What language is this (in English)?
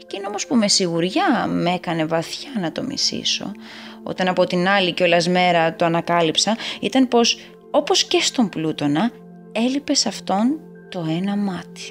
Greek